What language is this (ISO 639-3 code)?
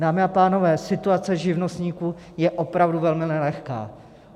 ces